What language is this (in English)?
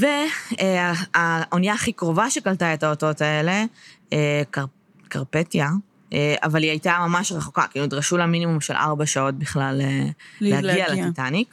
Hebrew